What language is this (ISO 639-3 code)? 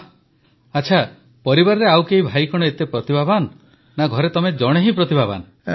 ori